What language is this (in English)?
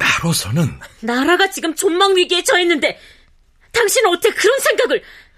Korean